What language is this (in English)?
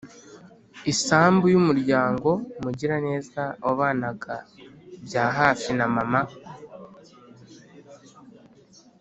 Kinyarwanda